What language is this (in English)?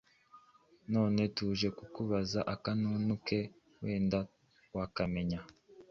Kinyarwanda